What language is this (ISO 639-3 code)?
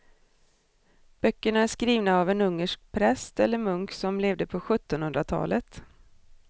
swe